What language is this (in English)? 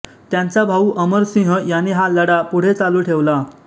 Marathi